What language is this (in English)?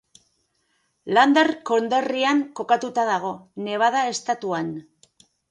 Basque